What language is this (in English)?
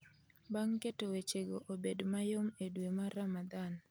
Luo (Kenya and Tanzania)